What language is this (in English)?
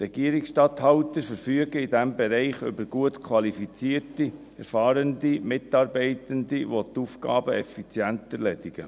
Swiss German